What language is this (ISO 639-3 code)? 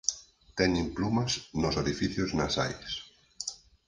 glg